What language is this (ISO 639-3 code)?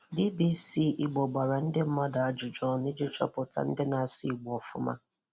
ibo